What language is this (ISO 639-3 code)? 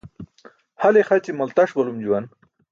bsk